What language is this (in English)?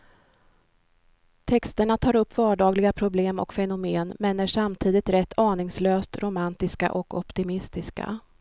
Swedish